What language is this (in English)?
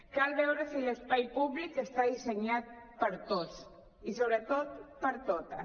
Catalan